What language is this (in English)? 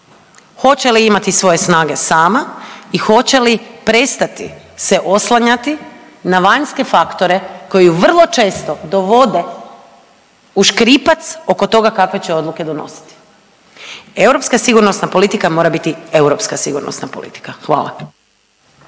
Croatian